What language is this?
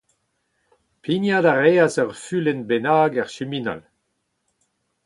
Breton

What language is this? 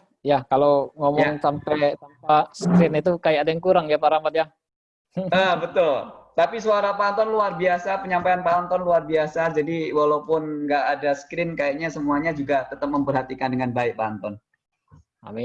Indonesian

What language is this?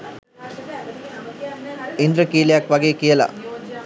Sinhala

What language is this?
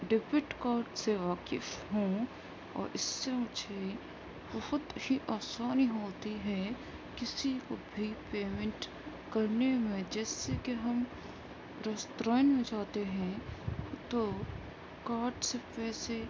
Urdu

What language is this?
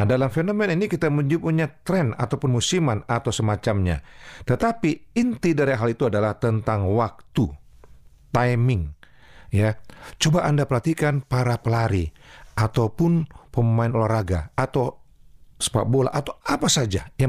Indonesian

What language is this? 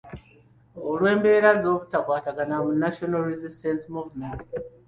Ganda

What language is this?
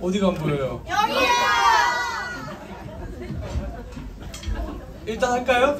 Korean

